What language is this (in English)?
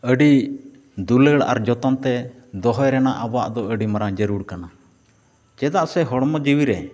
Santali